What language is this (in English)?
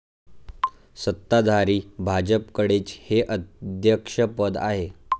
Marathi